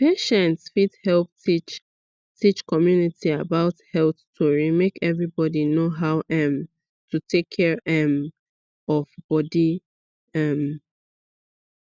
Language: Nigerian Pidgin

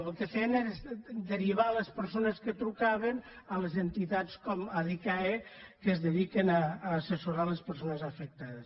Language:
Catalan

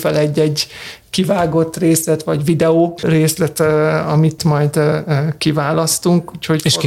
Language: Hungarian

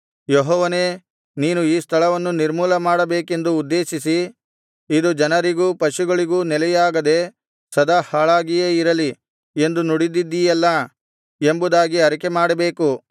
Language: Kannada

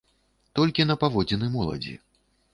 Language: Belarusian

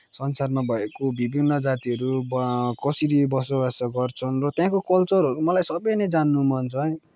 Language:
Nepali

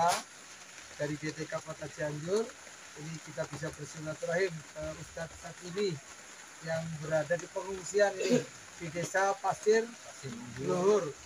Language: Indonesian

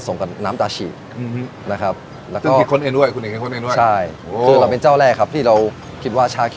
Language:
Thai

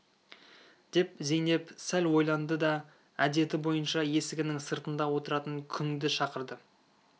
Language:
Kazakh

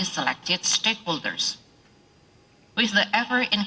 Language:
Indonesian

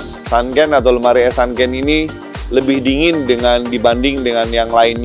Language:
Indonesian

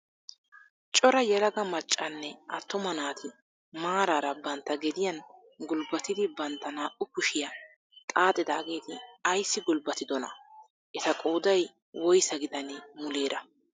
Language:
Wolaytta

